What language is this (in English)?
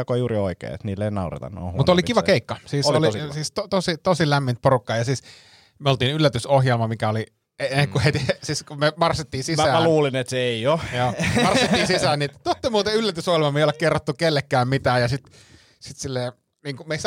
Finnish